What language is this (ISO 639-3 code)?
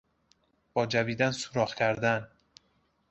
fas